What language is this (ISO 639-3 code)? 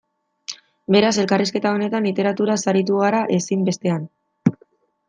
eus